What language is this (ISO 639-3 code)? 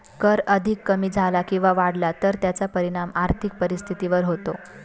mar